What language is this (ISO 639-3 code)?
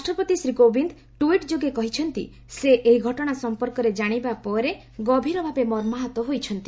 ori